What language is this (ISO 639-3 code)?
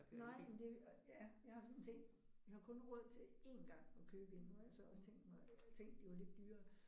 dan